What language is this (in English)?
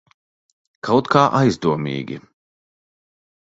Latvian